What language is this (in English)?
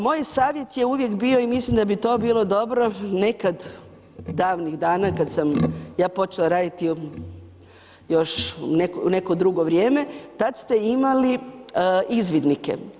Croatian